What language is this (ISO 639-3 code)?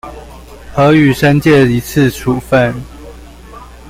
zho